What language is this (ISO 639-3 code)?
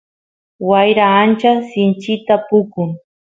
qus